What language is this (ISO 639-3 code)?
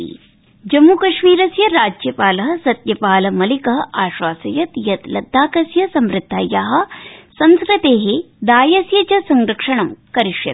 san